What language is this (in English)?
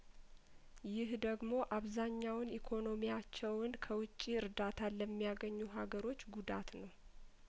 Amharic